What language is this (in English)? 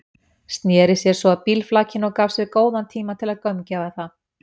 Icelandic